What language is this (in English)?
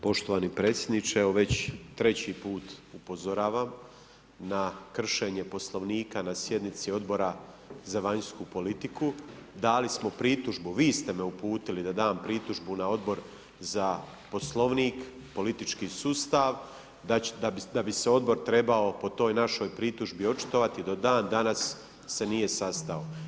Croatian